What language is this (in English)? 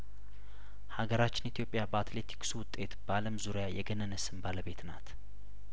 Amharic